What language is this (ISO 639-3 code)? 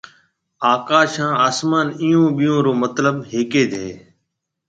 mve